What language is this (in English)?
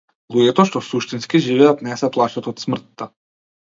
Macedonian